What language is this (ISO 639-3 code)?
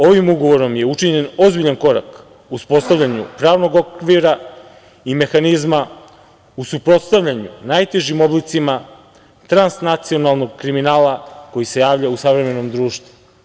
srp